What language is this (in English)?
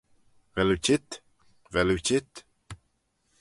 Manx